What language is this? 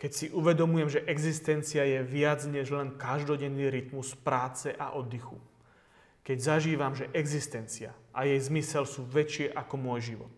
Slovak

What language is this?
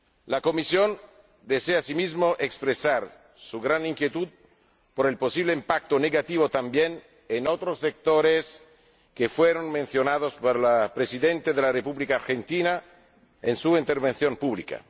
Spanish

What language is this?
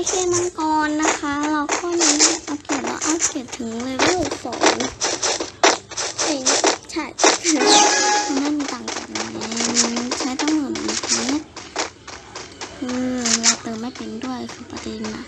Thai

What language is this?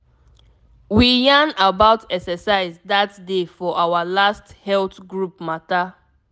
Nigerian Pidgin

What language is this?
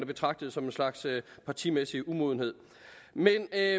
Danish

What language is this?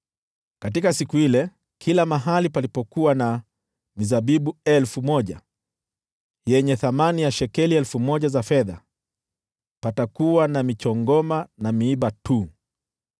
Swahili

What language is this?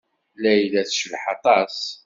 Kabyle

